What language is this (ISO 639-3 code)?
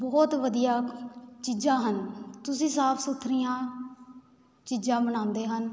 pan